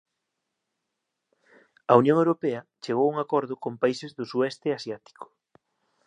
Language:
Galician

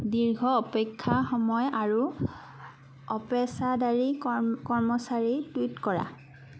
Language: Assamese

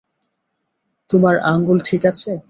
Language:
Bangla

